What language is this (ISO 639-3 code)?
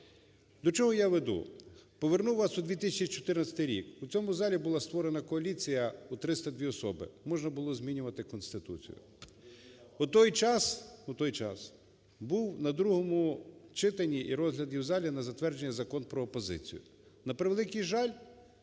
ukr